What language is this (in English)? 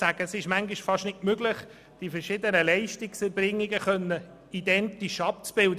Swiss German